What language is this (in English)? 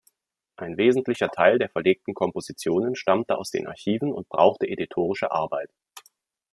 German